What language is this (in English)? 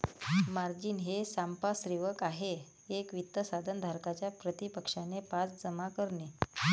Marathi